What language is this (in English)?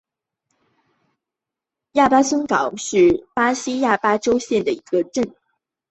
Chinese